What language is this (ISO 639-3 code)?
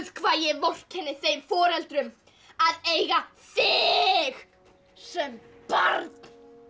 isl